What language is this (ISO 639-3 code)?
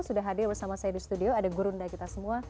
ind